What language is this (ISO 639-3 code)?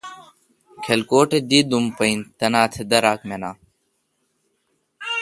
xka